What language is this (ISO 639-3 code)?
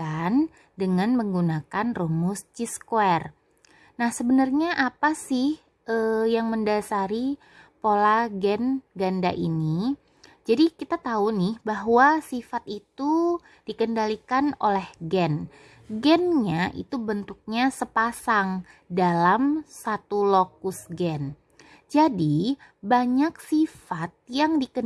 ind